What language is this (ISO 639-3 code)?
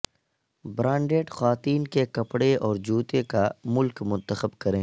urd